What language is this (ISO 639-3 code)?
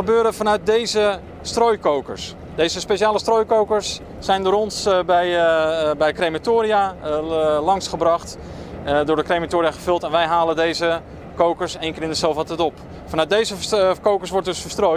nld